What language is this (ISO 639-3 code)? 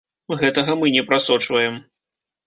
bel